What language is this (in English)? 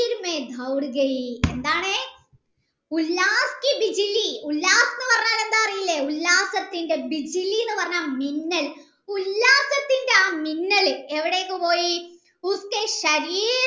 Malayalam